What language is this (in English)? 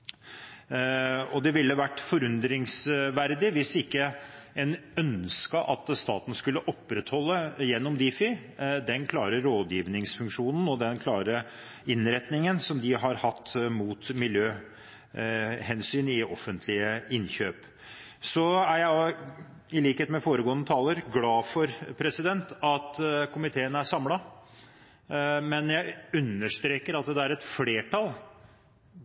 Norwegian Bokmål